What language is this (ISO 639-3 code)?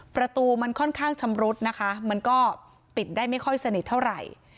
tha